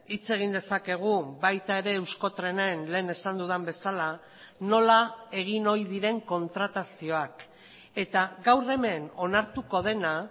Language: Basque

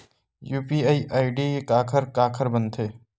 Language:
Chhattisgarhi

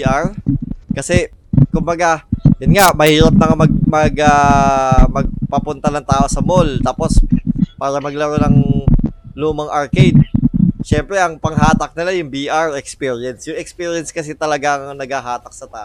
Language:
Filipino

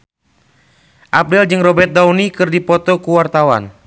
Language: Sundanese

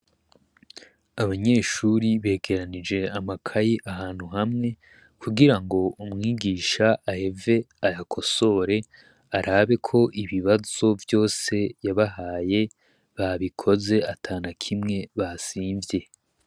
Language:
Rundi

